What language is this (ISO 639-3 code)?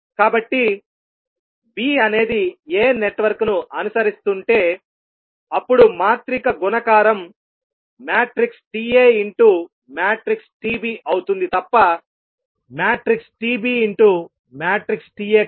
tel